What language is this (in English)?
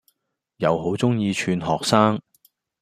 Cantonese